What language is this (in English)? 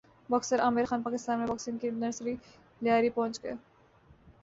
Urdu